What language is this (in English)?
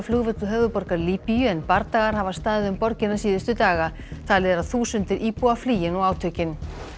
Icelandic